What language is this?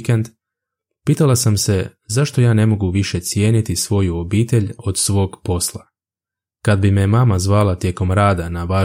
Croatian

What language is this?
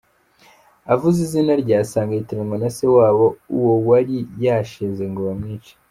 Kinyarwanda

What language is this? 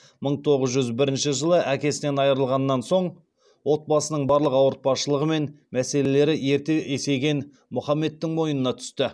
Kazakh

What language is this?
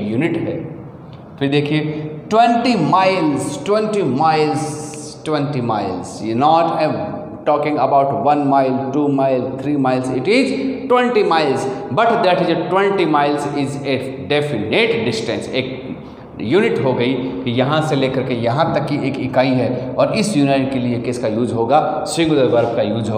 Hindi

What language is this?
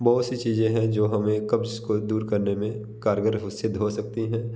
Hindi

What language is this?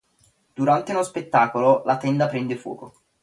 Italian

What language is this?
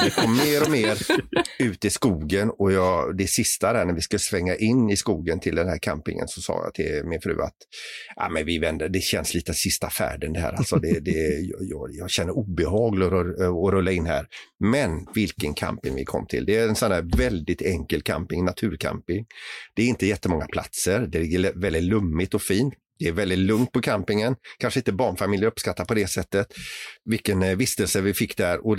Swedish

